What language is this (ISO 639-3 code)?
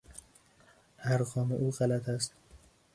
fas